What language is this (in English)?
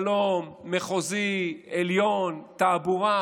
Hebrew